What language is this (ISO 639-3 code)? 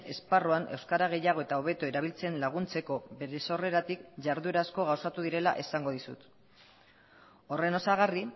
eus